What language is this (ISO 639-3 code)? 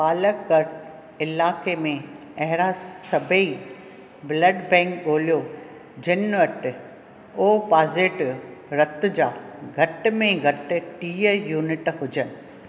snd